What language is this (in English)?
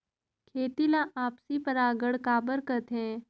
Chhattisgarhi